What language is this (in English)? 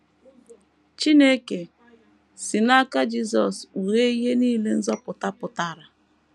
Igbo